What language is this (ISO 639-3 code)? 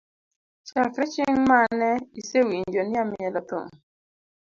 luo